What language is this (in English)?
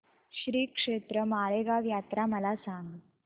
Marathi